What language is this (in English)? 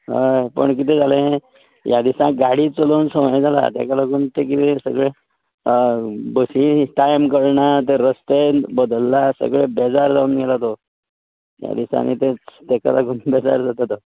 Konkani